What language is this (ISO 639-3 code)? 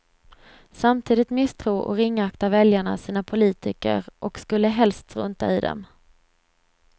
swe